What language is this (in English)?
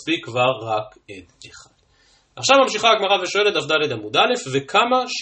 Hebrew